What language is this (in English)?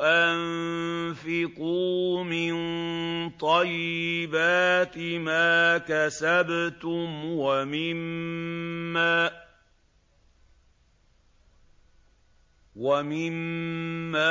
Arabic